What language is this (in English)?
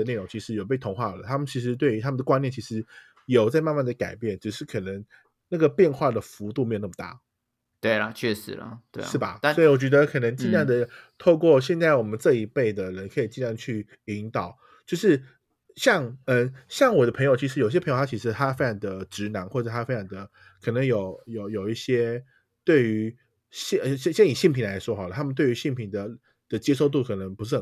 Chinese